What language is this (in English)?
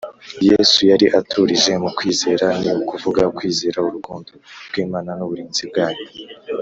Kinyarwanda